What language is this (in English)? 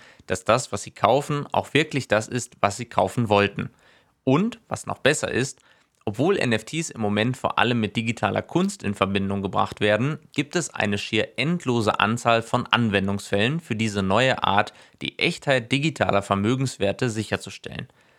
German